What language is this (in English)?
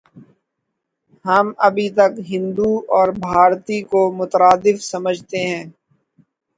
Urdu